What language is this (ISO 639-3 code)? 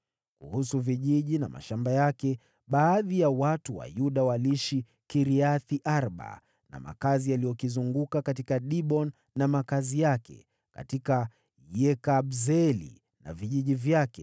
swa